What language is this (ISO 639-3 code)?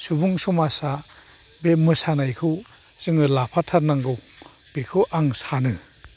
brx